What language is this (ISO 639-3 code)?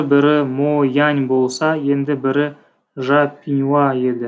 kaz